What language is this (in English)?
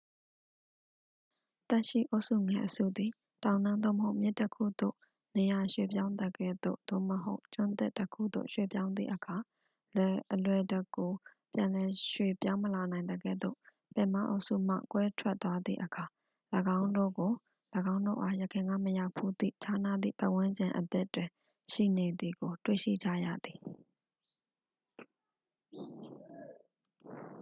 Burmese